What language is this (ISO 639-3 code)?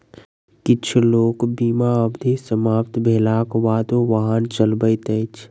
mai